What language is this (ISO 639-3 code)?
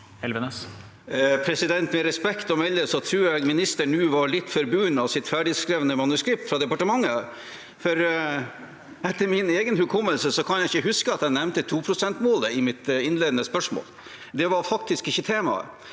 nor